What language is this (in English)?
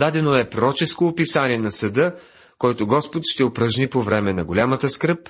Bulgarian